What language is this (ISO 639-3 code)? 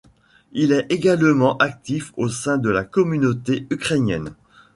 fra